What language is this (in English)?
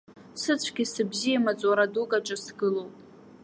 Abkhazian